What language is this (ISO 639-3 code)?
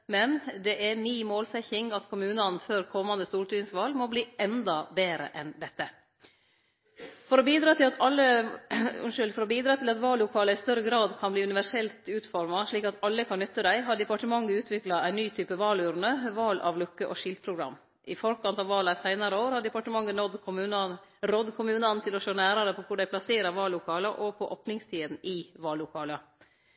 nno